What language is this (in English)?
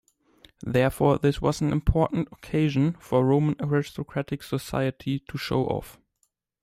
English